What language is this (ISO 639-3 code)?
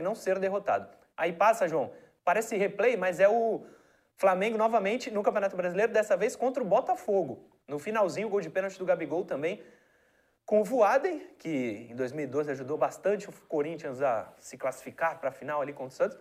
por